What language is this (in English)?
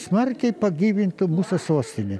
Lithuanian